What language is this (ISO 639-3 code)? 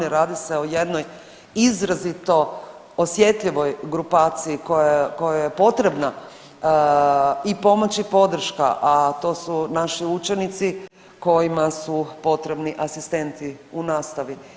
hrv